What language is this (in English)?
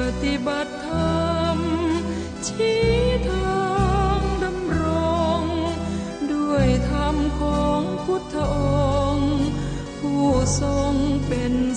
Thai